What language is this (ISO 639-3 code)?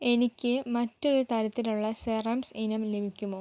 mal